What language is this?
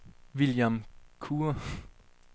Danish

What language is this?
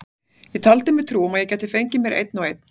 Icelandic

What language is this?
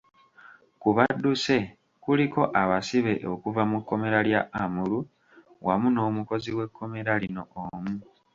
Ganda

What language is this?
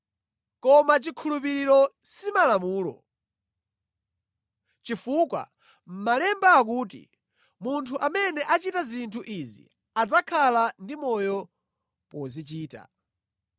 Nyanja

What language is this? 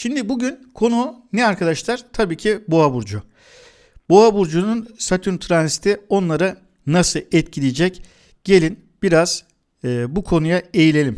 Turkish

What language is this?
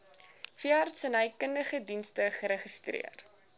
Afrikaans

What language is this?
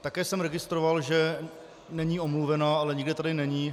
Czech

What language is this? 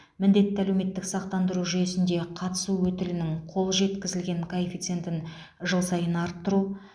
Kazakh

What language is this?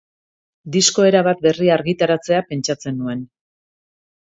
Basque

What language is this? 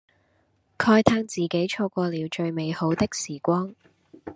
Cantonese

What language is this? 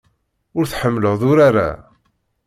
Kabyle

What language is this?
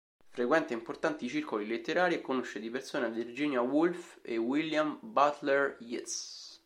Italian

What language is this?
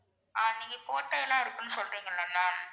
Tamil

